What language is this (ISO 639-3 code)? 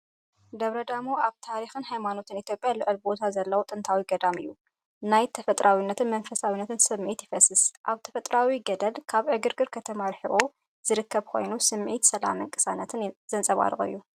tir